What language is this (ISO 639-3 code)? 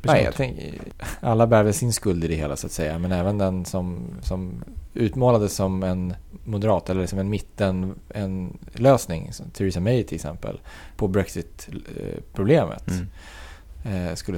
swe